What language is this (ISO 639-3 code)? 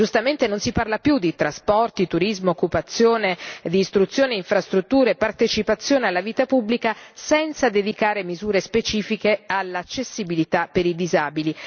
ita